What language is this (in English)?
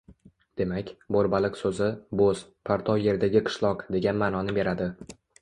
Uzbek